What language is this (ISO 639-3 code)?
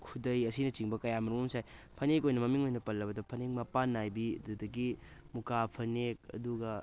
mni